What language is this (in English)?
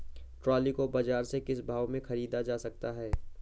Hindi